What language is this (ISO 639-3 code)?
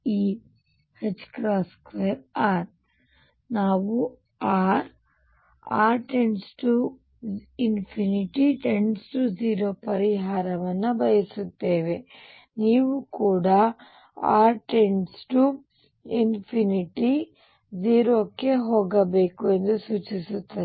kan